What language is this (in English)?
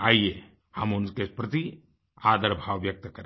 Hindi